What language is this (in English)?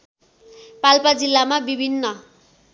Nepali